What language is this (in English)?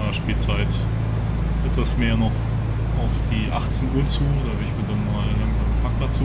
German